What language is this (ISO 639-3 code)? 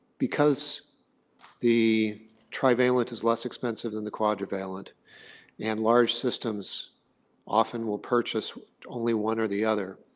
eng